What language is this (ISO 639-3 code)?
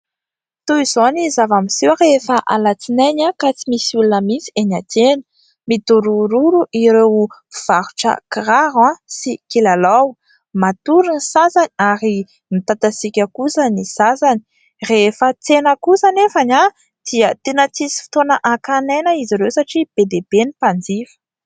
mlg